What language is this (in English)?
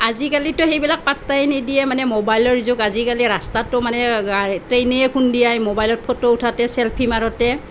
Assamese